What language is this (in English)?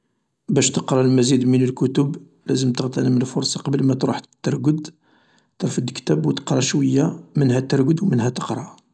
Algerian Arabic